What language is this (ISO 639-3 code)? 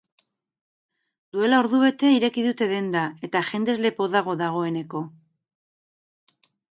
eus